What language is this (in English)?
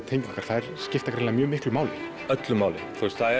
Icelandic